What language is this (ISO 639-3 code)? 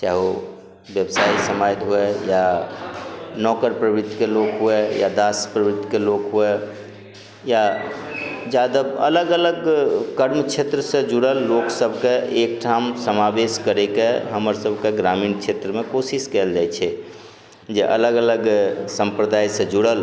mai